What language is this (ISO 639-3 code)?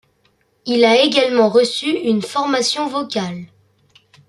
fra